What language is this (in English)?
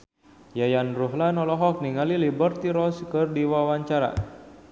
Sundanese